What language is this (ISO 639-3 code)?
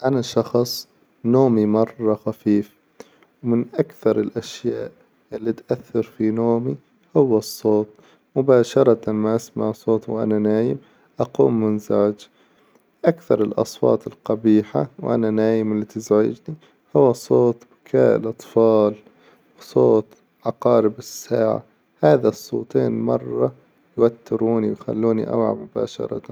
acw